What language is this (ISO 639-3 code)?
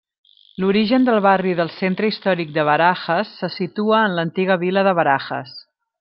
cat